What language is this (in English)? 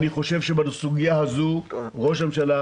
Hebrew